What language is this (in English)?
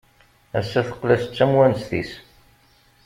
Kabyle